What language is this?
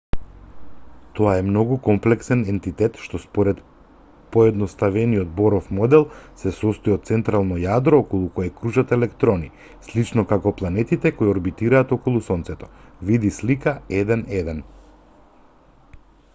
Macedonian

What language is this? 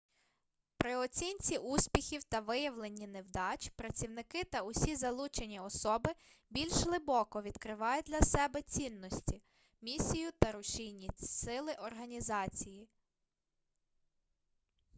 Ukrainian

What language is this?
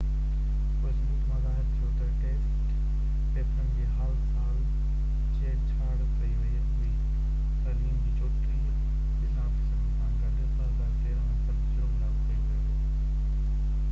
Sindhi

